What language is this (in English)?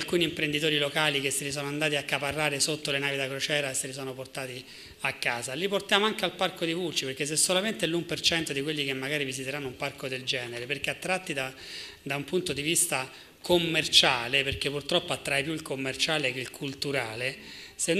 Italian